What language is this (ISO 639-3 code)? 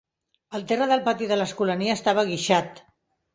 cat